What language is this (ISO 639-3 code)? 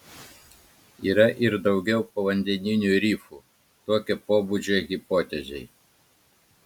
lit